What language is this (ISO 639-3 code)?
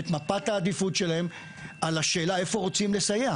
heb